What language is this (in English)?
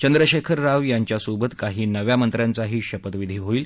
Marathi